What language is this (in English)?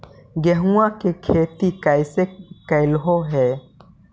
Magahi